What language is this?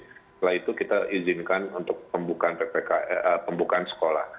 Indonesian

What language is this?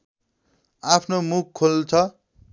Nepali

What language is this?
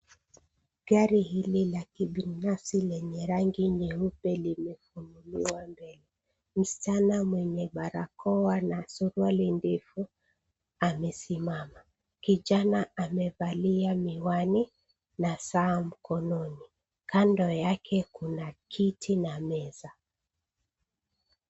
Swahili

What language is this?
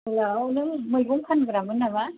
Bodo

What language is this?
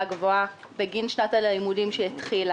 Hebrew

